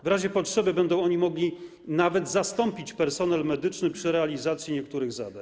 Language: Polish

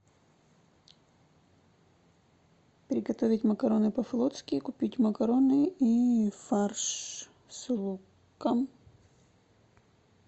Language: Russian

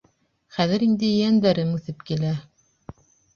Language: Bashkir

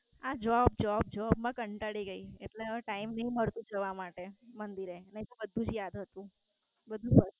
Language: Gujarati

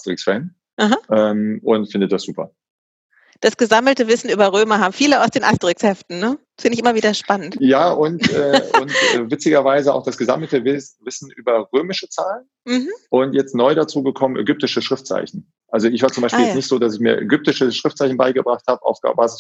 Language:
German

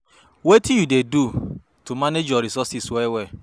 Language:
Nigerian Pidgin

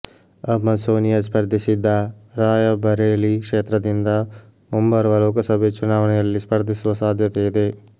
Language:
Kannada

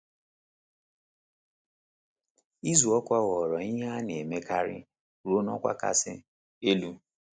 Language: Igbo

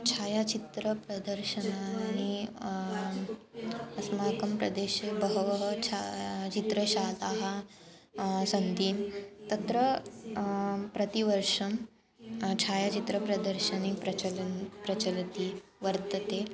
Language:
Sanskrit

